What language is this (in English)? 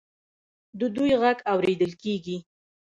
Pashto